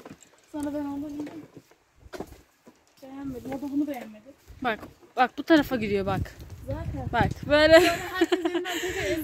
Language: Turkish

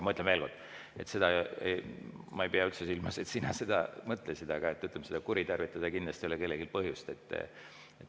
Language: Estonian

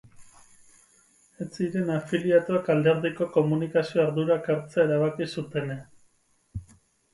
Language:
Basque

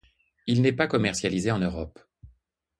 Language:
French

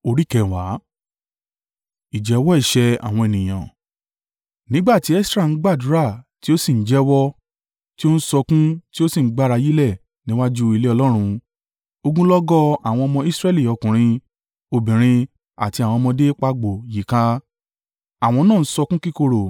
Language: Yoruba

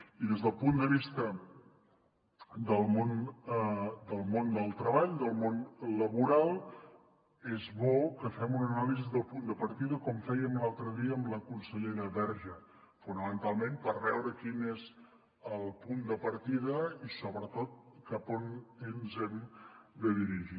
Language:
Catalan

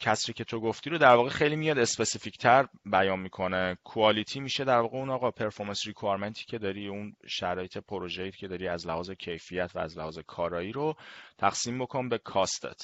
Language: Persian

